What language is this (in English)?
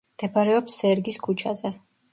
Georgian